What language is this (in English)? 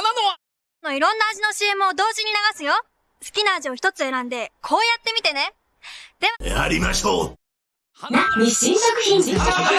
Japanese